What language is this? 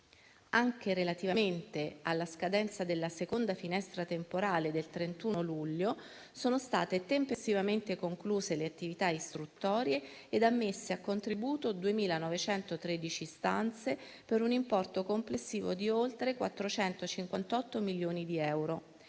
Italian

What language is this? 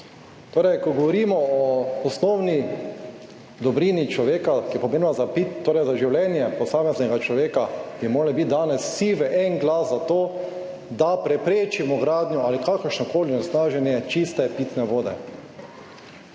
Slovenian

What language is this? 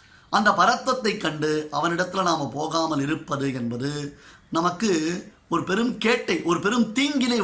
Tamil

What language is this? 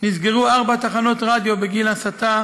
Hebrew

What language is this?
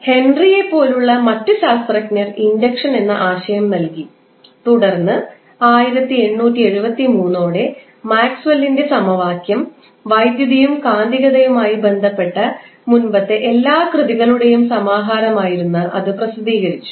Malayalam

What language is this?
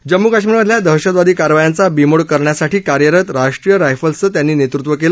Marathi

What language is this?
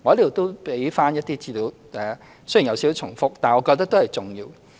Cantonese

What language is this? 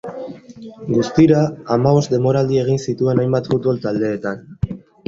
Basque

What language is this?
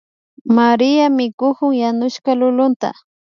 Imbabura Highland Quichua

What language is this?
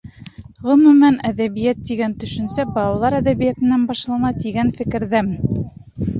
Bashkir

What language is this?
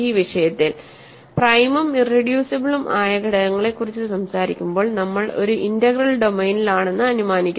Malayalam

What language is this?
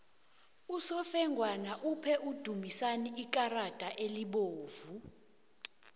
South Ndebele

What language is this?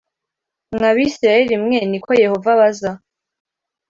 Kinyarwanda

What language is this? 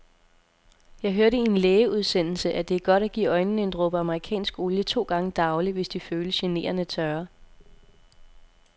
Danish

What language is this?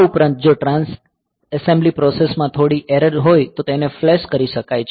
Gujarati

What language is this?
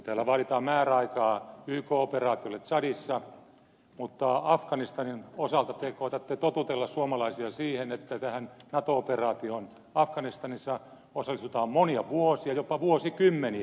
Finnish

